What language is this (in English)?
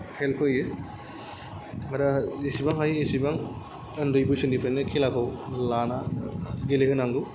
Bodo